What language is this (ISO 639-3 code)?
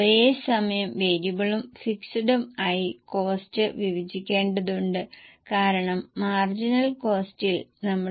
mal